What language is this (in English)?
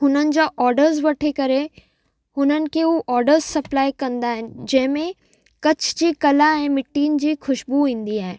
Sindhi